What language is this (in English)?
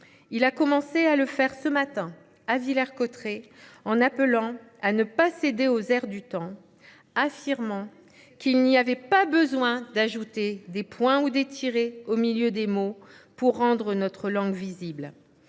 French